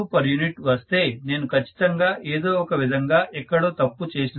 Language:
Telugu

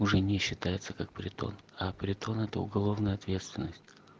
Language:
Russian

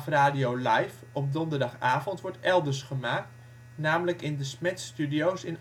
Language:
Dutch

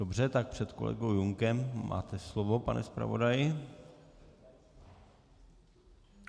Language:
Czech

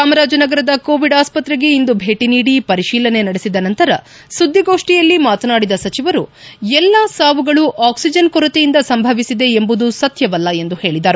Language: Kannada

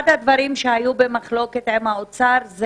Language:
Hebrew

